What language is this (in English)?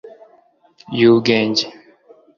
Kinyarwanda